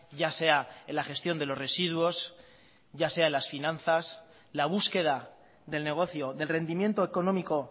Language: Spanish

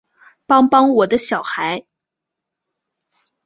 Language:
Chinese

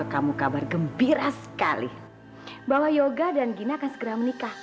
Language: Indonesian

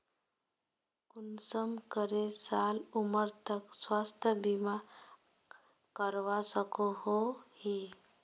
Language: Magahi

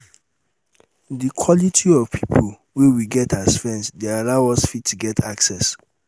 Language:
Nigerian Pidgin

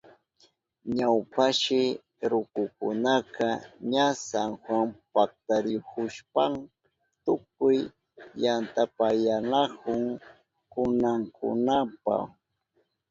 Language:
Southern Pastaza Quechua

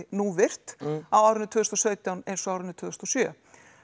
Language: Icelandic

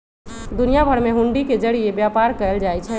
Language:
Magahi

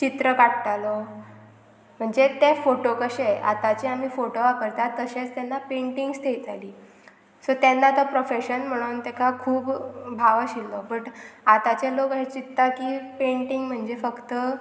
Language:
Konkani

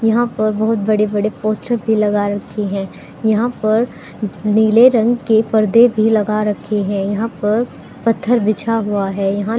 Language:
Hindi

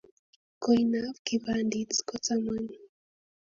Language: Kalenjin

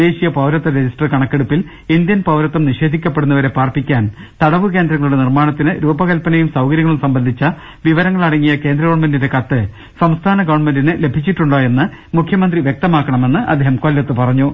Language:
Malayalam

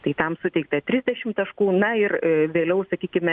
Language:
Lithuanian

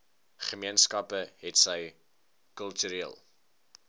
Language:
Afrikaans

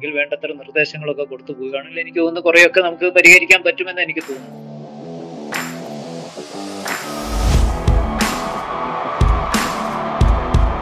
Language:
Malayalam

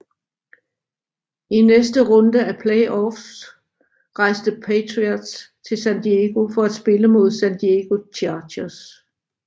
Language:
Danish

